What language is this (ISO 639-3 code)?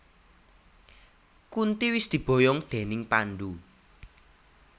jav